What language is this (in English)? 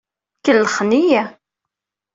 Kabyle